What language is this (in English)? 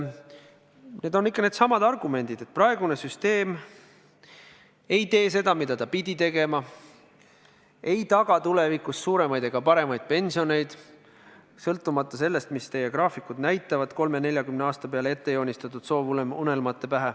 Estonian